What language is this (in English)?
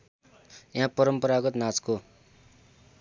Nepali